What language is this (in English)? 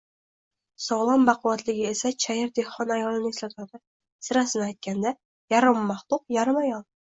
Uzbek